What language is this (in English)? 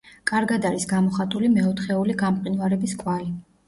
Georgian